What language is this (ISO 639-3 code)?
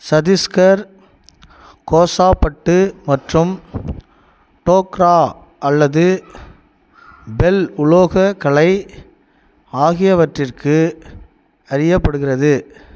tam